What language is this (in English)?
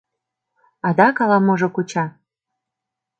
Mari